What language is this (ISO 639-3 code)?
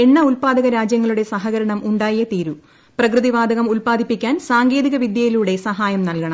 mal